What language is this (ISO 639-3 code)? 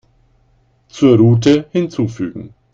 deu